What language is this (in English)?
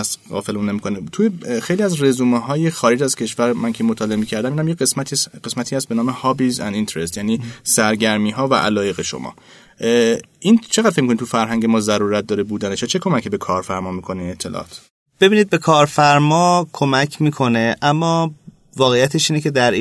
Persian